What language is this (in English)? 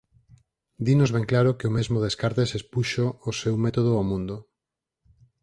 Galician